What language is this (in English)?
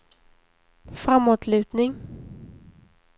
Swedish